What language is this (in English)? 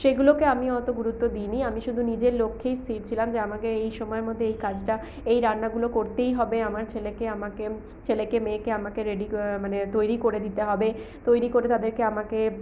Bangla